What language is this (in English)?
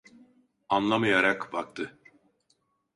Turkish